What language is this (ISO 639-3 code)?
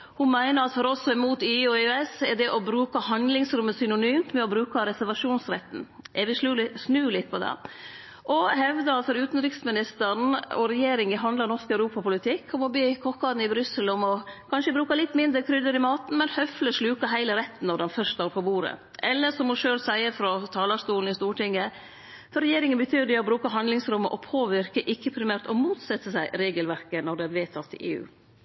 nno